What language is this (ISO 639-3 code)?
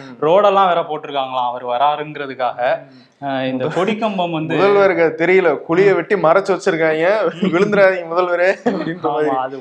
tam